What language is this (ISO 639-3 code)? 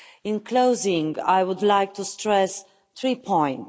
eng